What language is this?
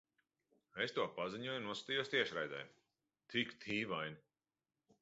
Latvian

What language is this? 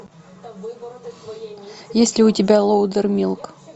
Russian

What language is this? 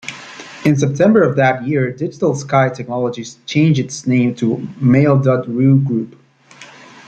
English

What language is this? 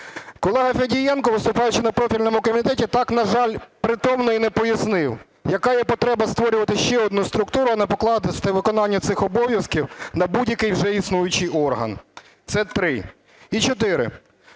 Ukrainian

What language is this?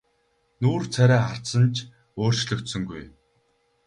Mongolian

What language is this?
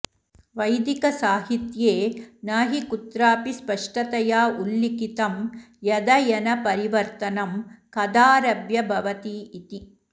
Sanskrit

